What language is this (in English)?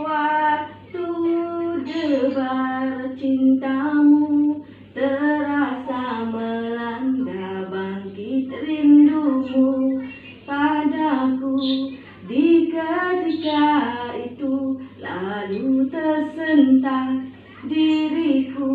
Indonesian